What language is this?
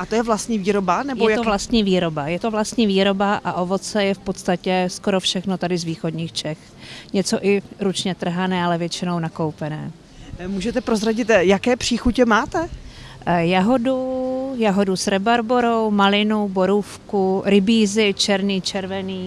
Czech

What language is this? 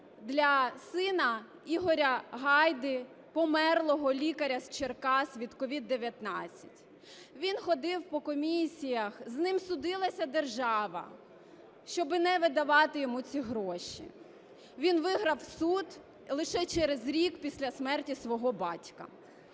Ukrainian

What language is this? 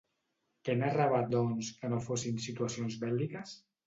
Catalan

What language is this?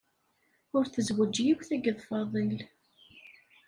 Kabyle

